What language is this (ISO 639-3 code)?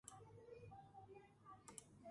kat